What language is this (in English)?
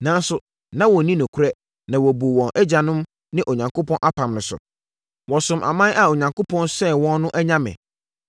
Akan